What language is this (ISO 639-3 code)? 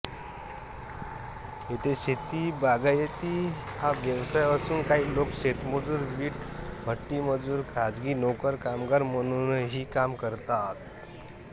mar